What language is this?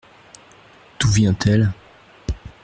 French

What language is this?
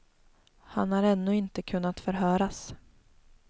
Swedish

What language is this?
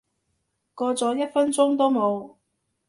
Cantonese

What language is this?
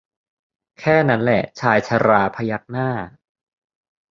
Thai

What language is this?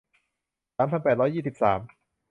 Thai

